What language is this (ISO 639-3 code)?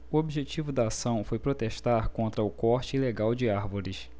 por